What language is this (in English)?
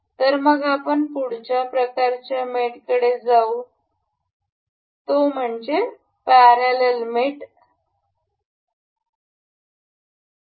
Marathi